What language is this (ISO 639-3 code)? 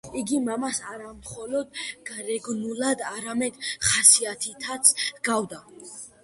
kat